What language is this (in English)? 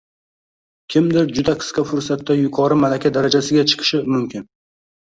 Uzbek